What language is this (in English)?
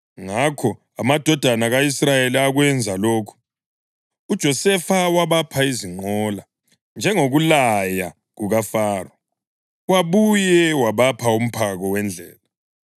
North Ndebele